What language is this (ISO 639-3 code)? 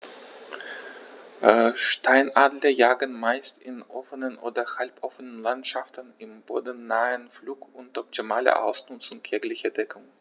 deu